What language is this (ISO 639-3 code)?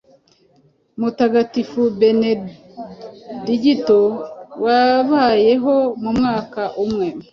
kin